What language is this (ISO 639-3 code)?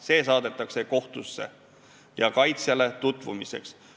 est